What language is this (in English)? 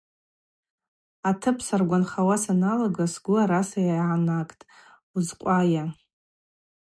Abaza